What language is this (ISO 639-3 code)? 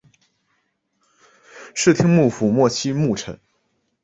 zho